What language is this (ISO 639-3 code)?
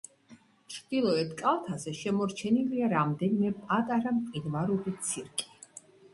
kat